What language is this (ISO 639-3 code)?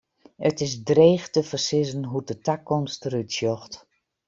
fry